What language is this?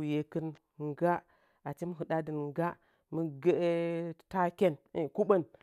Nzanyi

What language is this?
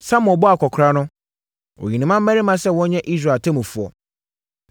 Akan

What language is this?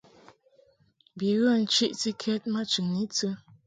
Mungaka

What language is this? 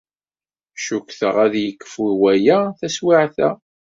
Kabyle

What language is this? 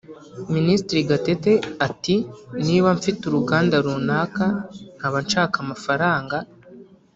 Kinyarwanda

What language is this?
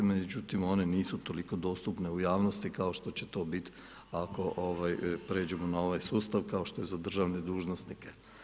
Croatian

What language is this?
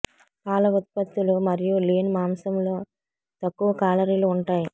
Telugu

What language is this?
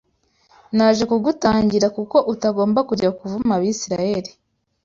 Kinyarwanda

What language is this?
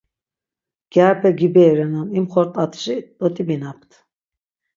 Laz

